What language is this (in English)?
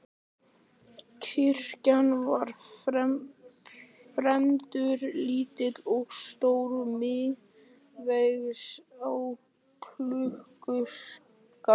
Icelandic